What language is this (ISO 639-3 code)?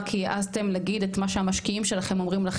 heb